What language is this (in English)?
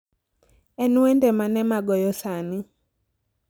Luo (Kenya and Tanzania)